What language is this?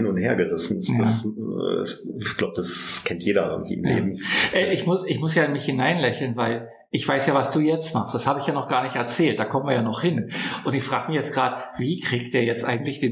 German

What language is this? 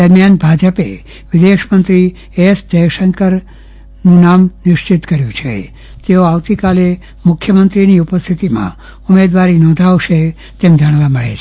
Gujarati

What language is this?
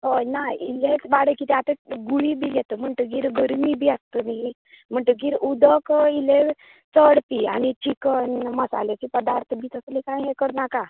Konkani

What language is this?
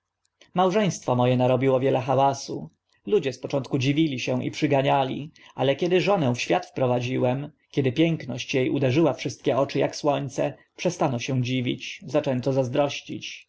Polish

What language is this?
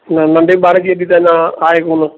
Sindhi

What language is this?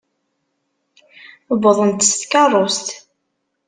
Kabyle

